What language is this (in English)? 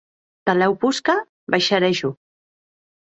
Occitan